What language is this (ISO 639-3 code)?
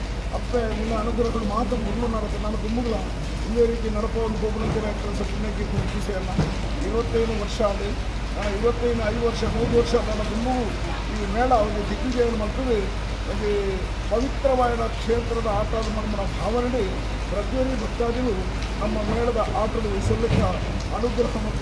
kan